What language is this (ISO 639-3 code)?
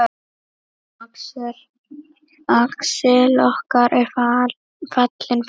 isl